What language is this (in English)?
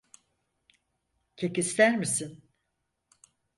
Turkish